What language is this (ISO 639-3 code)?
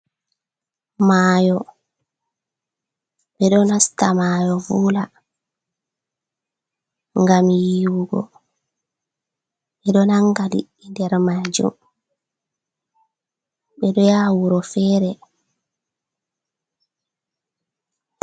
ful